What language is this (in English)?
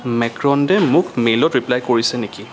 Assamese